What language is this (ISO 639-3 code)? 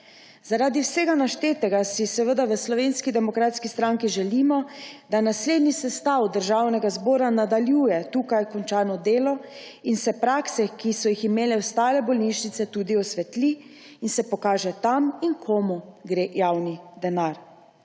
slv